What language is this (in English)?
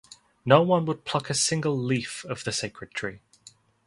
English